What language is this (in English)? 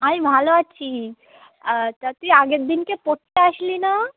Bangla